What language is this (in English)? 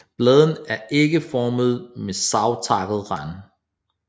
Danish